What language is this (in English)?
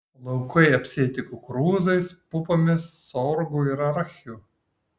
Lithuanian